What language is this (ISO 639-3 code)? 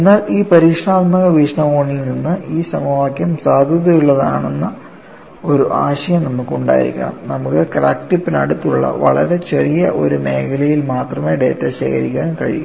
mal